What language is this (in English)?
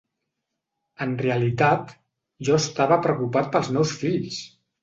Catalan